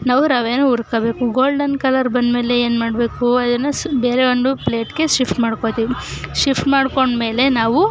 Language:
Kannada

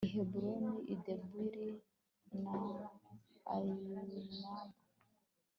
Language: Kinyarwanda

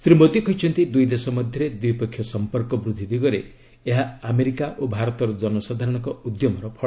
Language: Odia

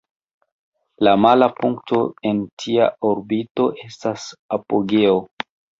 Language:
Esperanto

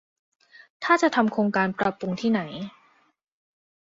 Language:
Thai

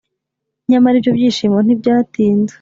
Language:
Kinyarwanda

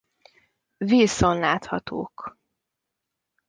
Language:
Hungarian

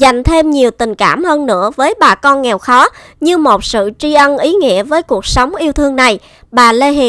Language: Vietnamese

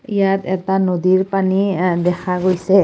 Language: Assamese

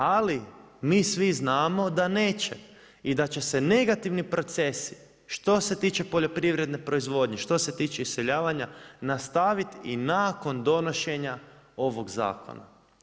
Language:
Croatian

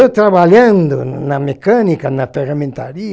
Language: Portuguese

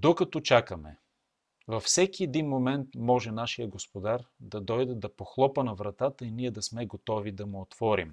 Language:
Bulgarian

